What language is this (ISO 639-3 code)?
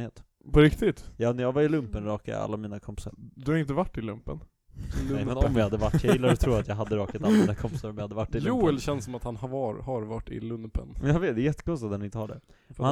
swe